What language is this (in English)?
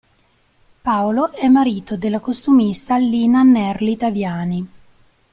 Italian